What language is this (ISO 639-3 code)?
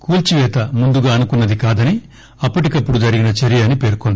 tel